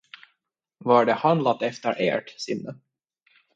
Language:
Swedish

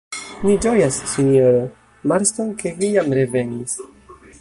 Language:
Esperanto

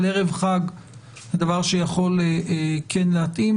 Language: Hebrew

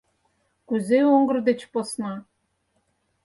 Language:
Mari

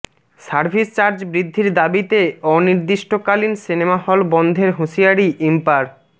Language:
Bangla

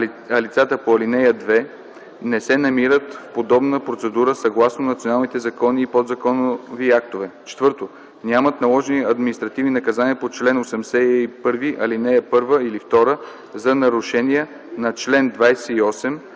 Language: Bulgarian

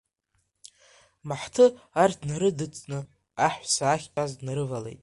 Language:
Abkhazian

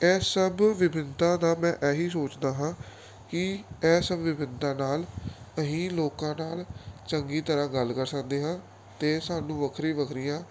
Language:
Punjabi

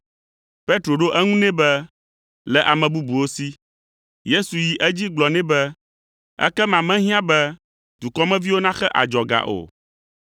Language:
Ewe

